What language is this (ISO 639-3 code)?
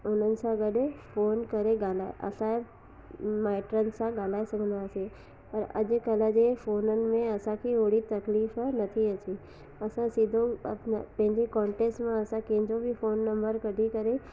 snd